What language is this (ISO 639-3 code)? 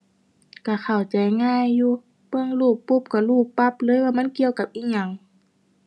tha